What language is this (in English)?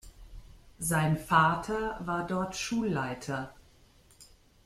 German